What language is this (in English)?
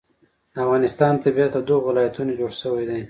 Pashto